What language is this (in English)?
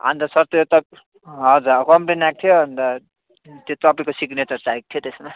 Nepali